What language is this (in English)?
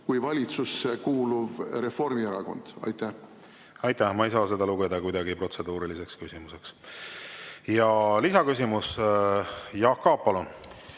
Estonian